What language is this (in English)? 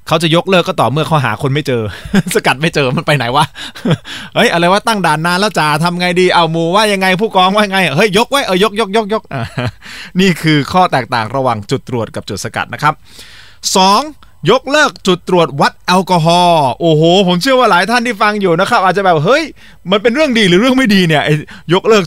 Thai